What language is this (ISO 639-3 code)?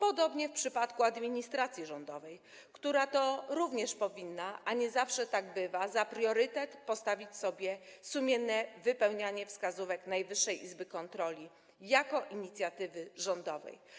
pol